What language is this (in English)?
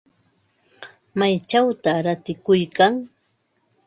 Ambo-Pasco Quechua